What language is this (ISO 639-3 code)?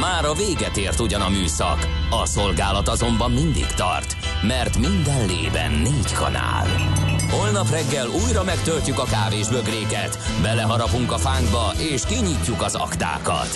hun